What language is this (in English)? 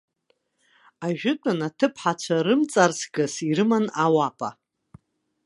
Abkhazian